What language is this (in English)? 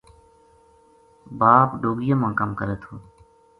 Gujari